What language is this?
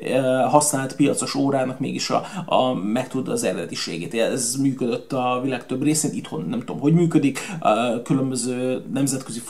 Hungarian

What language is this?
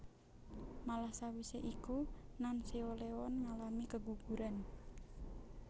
Javanese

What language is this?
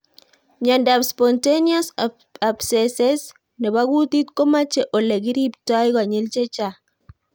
Kalenjin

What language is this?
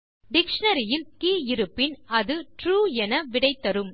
Tamil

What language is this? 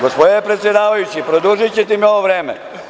Serbian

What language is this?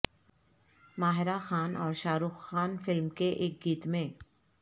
Urdu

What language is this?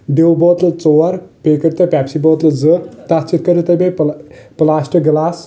Kashmiri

